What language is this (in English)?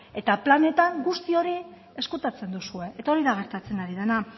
Basque